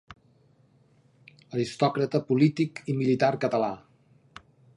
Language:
Catalan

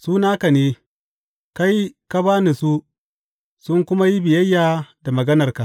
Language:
Hausa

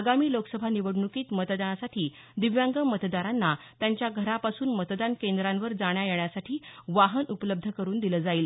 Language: Marathi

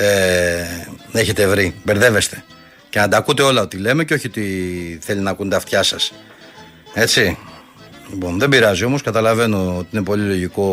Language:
Greek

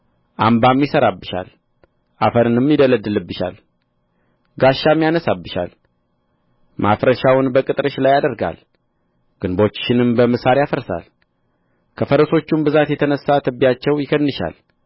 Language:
Amharic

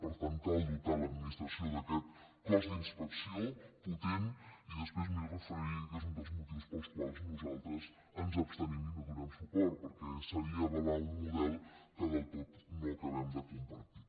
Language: Catalan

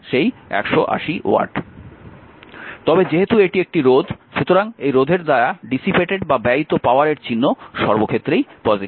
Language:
Bangla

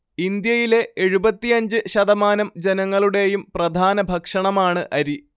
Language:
Malayalam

